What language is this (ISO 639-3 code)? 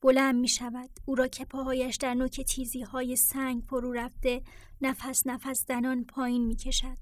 fas